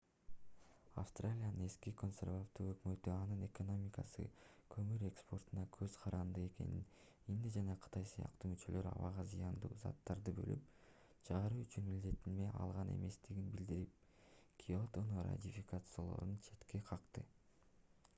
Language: Kyrgyz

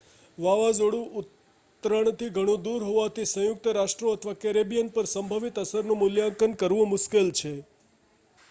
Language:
Gujarati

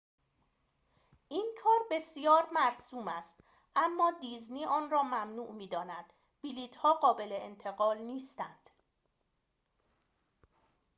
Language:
Persian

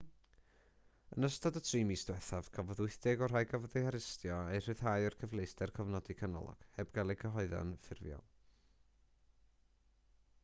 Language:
Welsh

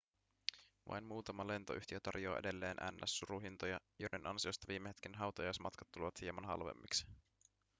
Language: Finnish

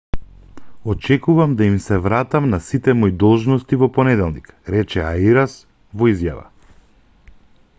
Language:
Macedonian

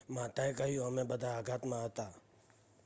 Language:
Gujarati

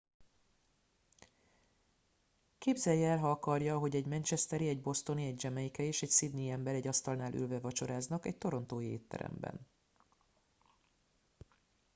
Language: Hungarian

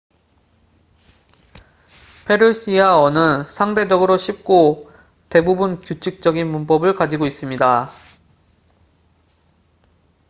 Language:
Korean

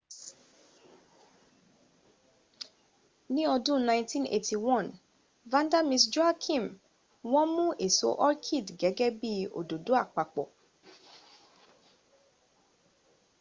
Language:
Yoruba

